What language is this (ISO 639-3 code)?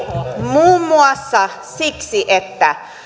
fin